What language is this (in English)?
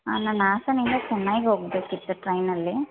Kannada